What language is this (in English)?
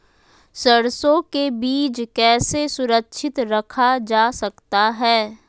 Magahi